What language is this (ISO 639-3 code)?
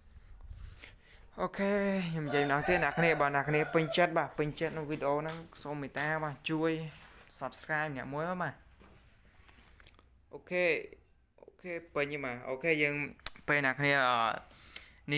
vie